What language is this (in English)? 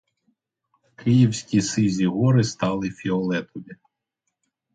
Ukrainian